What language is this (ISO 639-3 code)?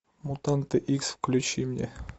rus